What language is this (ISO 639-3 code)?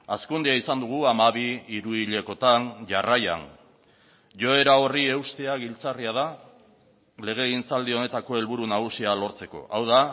eus